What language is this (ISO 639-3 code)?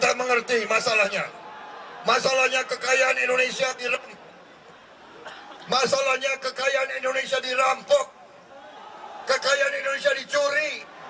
ind